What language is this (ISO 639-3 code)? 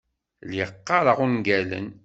kab